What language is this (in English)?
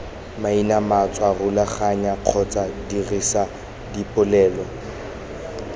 Tswana